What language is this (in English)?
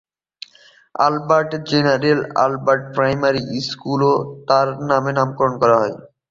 Bangla